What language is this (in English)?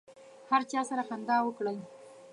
Pashto